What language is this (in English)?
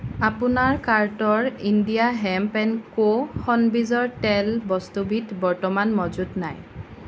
Assamese